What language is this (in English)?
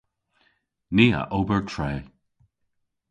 Cornish